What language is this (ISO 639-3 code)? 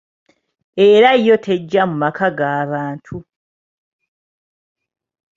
lug